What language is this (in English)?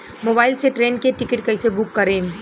Bhojpuri